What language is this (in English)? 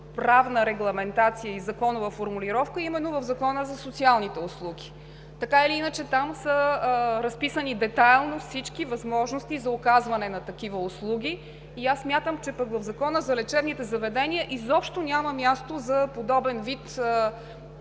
Bulgarian